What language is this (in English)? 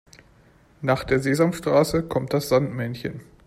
German